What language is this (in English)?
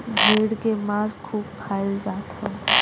Bhojpuri